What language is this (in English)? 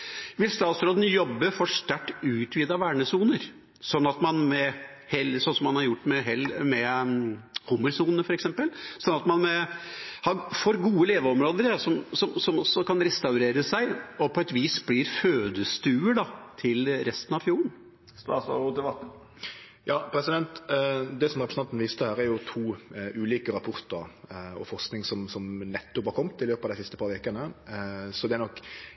Norwegian